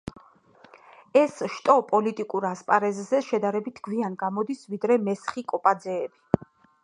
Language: Georgian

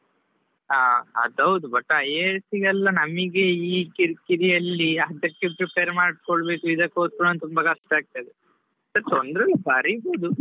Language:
Kannada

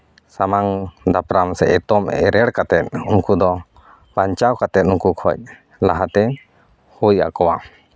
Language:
Santali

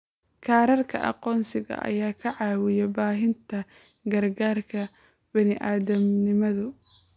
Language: Somali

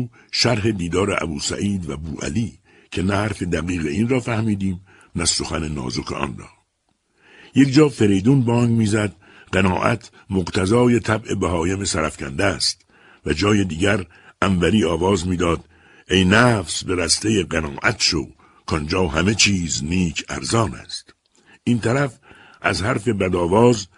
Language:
Persian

